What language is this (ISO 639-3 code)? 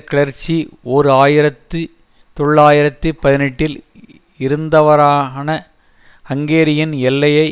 tam